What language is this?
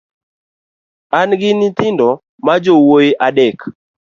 Luo (Kenya and Tanzania)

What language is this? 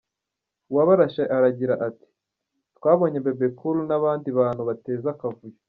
Kinyarwanda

